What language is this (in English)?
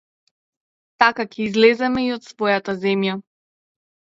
Macedonian